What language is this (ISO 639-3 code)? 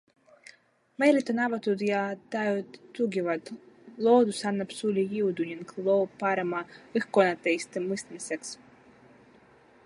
est